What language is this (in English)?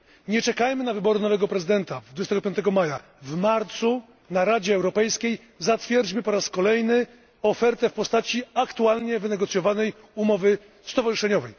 Polish